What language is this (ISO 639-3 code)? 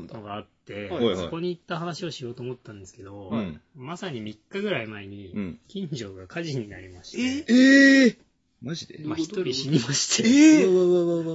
jpn